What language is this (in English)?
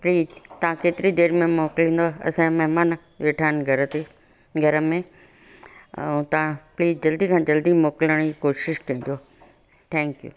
Sindhi